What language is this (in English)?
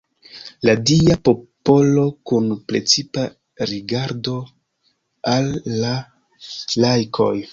Esperanto